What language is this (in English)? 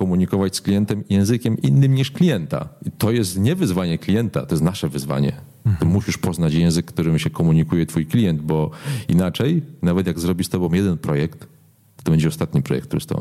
Polish